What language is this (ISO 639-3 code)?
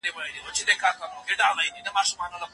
pus